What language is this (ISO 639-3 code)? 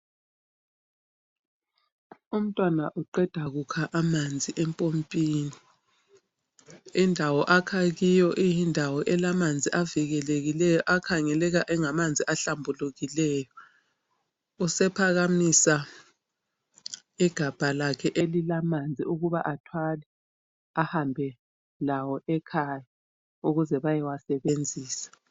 nde